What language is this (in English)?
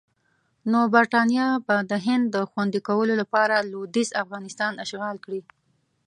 Pashto